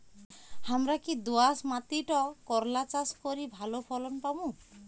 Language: Bangla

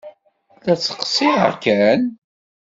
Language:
Kabyle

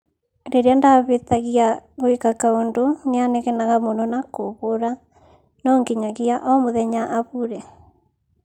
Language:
Kikuyu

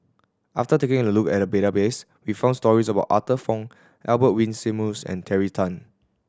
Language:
English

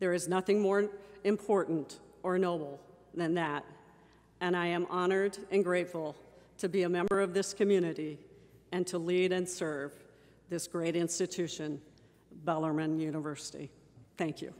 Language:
English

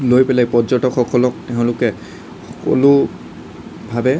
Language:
Assamese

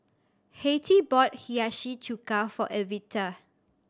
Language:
English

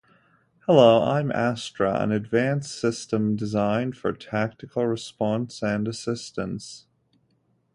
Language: English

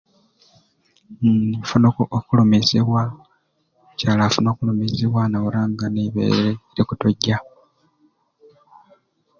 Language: Ruuli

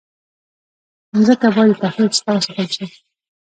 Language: Pashto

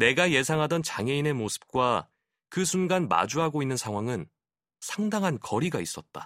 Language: Korean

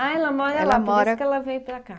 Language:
Portuguese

